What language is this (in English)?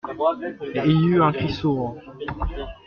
French